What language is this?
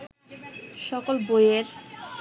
Bangla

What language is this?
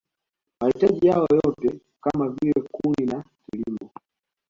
Swahili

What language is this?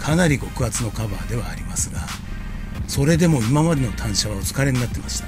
Japanese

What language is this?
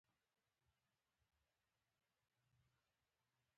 Pashto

